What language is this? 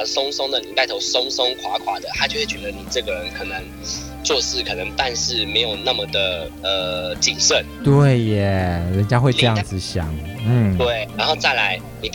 Chinese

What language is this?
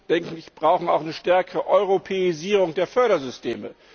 German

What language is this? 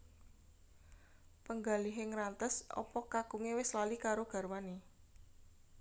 Javanese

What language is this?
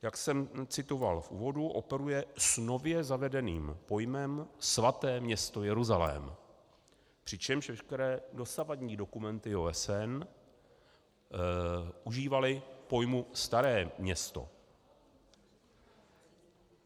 Czech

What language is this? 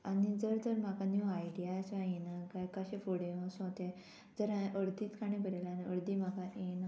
Konkani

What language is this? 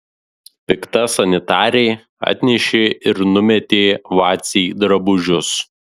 Lithuanian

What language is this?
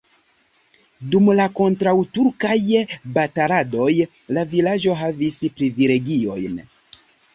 Esperanto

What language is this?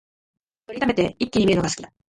Japanese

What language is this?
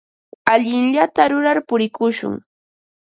Ambo-Pasco Quechua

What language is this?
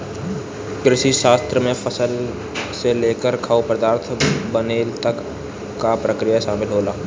Bhojpuri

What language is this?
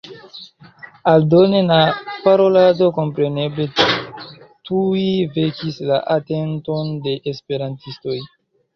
Esperanto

